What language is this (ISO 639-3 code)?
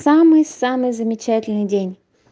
rus